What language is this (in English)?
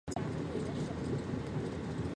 Chinese